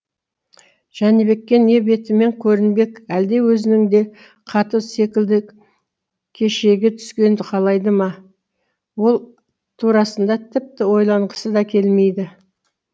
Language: Kazakh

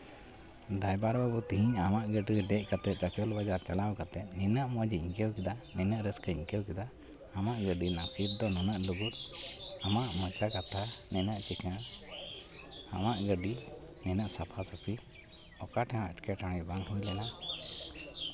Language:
Santali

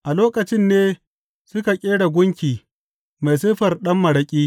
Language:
Hausa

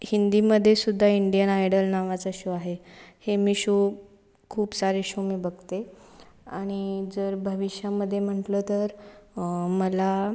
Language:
Marathi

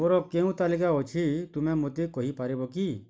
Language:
Odia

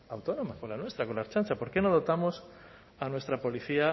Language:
Spanish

